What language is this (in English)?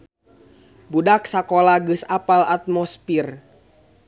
Sundanese